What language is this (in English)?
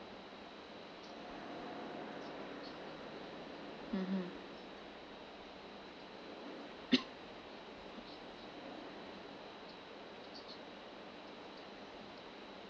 English